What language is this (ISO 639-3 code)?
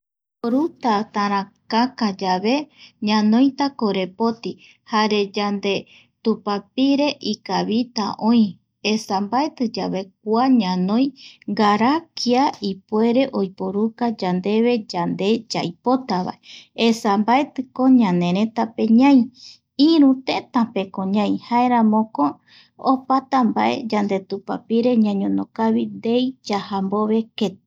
gui